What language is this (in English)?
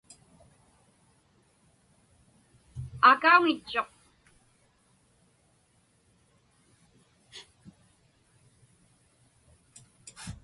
Inupiaq